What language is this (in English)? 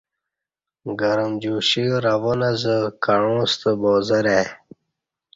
Kati